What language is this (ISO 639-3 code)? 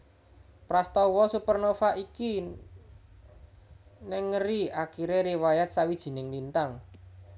jav